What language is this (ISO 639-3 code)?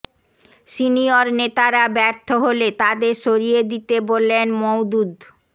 ben